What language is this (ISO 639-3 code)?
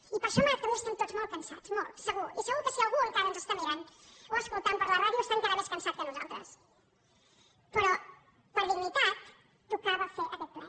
cat